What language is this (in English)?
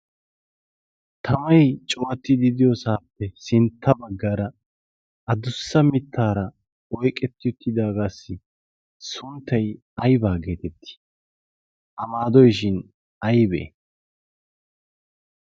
Wolaytta